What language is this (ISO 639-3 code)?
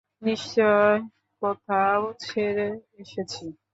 ben